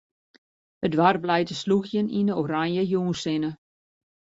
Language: Western Frisian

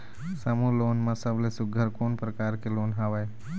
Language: Chhattisgarhi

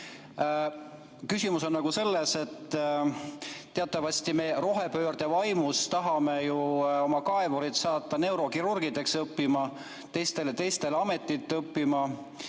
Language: Estonian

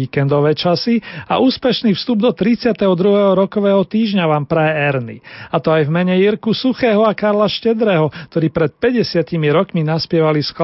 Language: Slovak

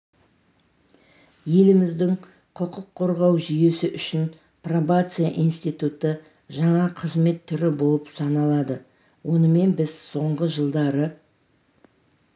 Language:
Kazakh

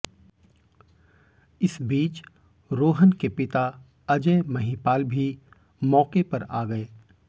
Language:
Hindi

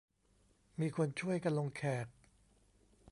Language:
Thai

